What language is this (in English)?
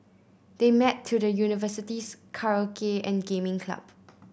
English